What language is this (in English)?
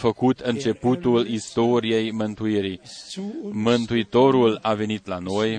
Romanian